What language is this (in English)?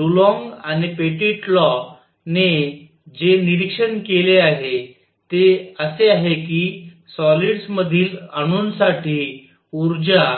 Marathi